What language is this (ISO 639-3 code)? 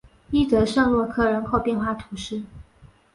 zho